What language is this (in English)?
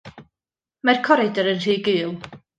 Welsh